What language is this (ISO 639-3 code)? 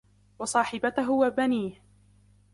ara